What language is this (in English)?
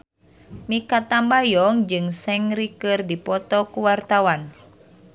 Sundanese